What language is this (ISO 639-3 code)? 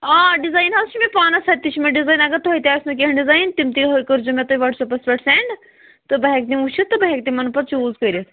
kas